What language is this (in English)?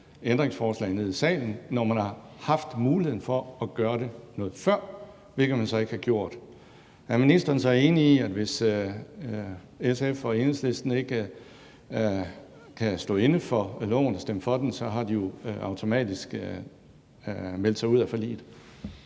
Danish